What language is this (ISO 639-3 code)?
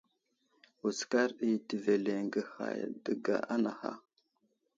udl